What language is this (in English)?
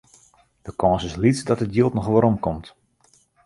Western Frisian